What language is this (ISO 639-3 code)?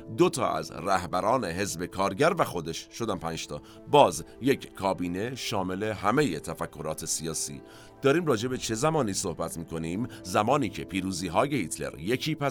fas